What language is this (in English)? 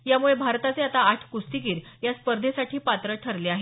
Marathi